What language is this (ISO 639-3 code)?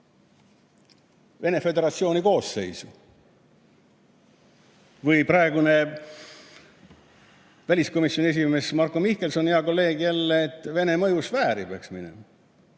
est